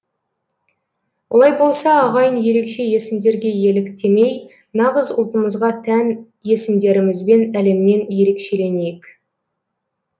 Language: Kazakh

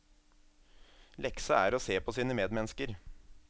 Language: Norwegian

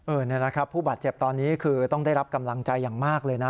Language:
Thai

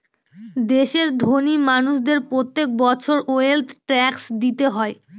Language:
Bangla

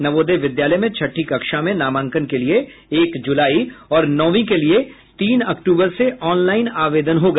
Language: Hindi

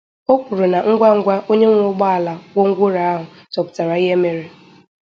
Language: Igbo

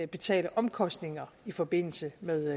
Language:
Danish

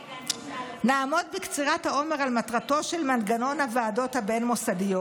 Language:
Hebrew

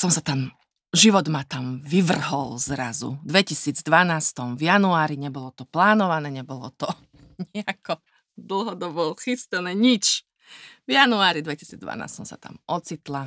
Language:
Slovak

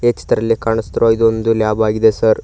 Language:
Kannada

